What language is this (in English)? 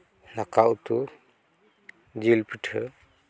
Santali